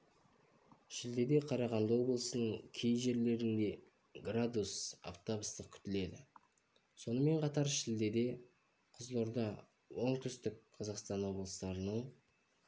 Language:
Kazakh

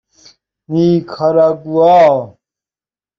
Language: Persian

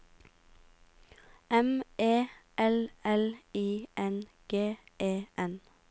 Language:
Norwegian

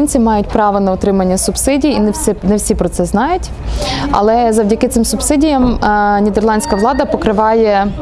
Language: Ukrainian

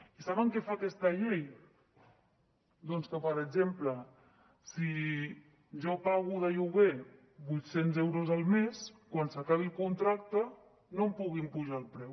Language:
Catalan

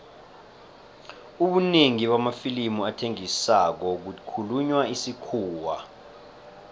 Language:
South Ndebele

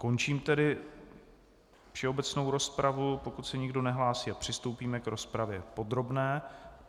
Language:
Czech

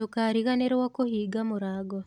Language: Kikuyu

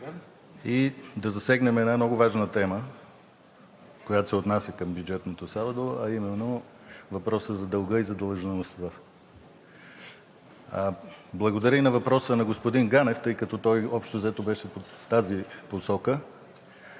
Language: Bulgarian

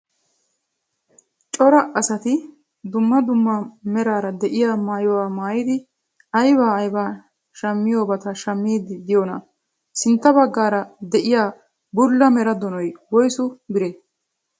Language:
Wolaytta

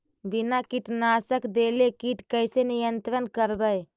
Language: Magahi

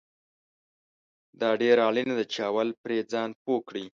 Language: Pashto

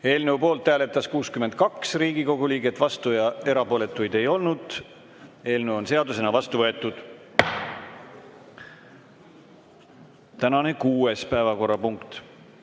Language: Estonian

